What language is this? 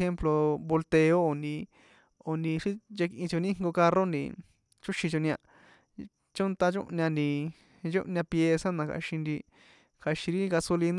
San Juan Atzingo Popoloca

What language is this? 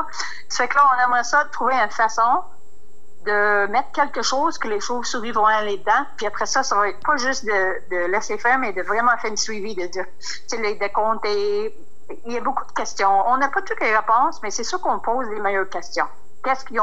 French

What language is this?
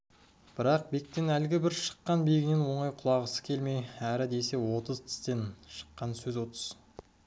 Kazakh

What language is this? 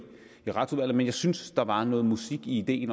Danish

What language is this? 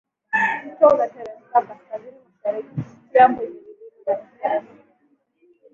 Swahili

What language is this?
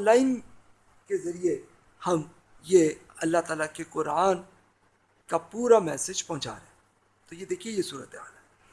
Urdu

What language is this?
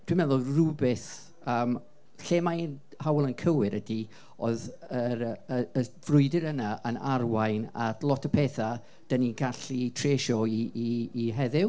Welsh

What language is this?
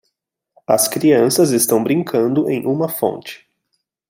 Portuguese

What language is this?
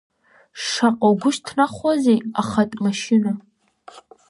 Abkhazian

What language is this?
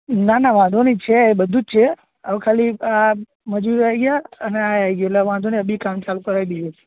Gujarati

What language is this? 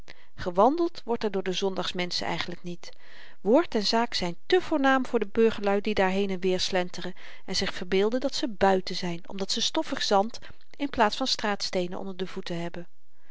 Dutch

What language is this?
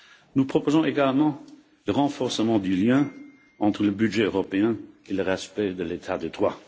French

